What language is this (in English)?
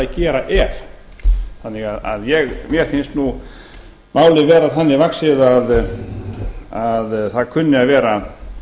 Icelandic